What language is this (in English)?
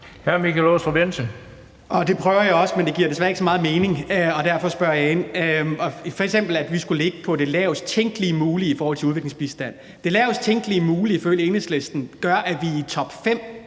Danish